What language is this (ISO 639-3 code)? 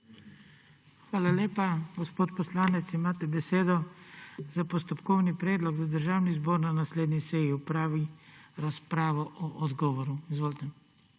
slv